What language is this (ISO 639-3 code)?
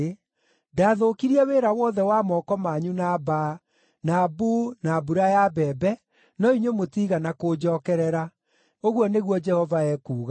kik